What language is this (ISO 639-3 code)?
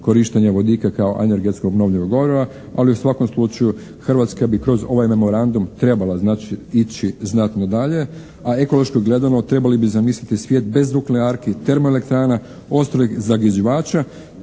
hrv